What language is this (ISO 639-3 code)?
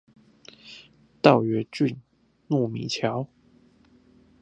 zho